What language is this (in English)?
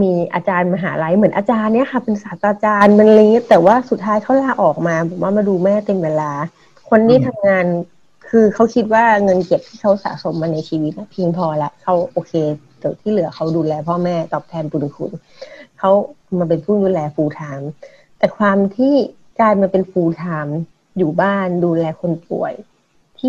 Thai